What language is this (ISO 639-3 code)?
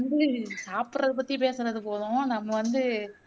tam